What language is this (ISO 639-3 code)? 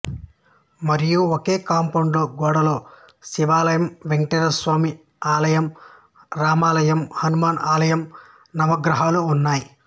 tel